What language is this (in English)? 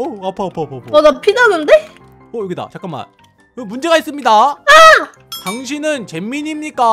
Korean